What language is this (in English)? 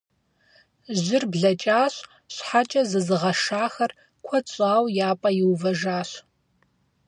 Kabardian